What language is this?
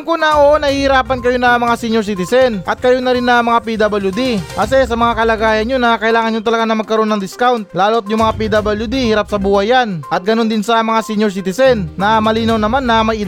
Filipino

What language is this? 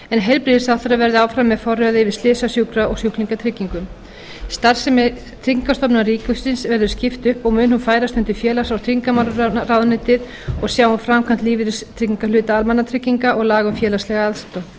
Icelandic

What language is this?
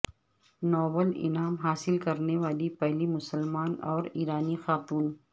Urdu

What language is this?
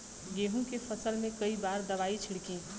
Bhojpuri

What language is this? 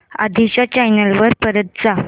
Marathi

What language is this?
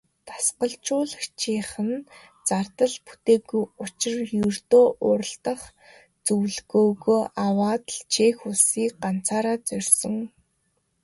Mongolian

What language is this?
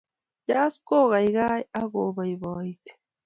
Kalenjin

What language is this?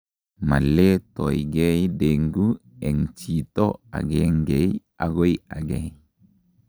Kalenjin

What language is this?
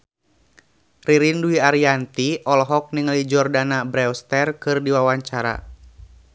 Sundanese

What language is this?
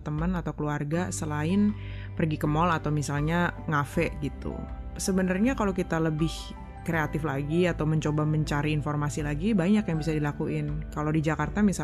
Indonesian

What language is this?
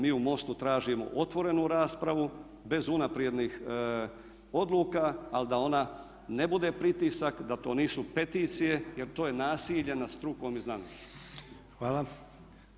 Croatian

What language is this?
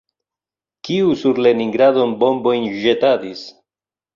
Esperanto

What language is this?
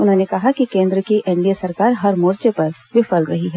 Hindi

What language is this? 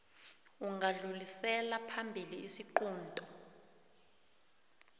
South Ndebele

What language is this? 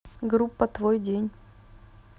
Russian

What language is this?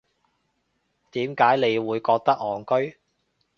Cantonese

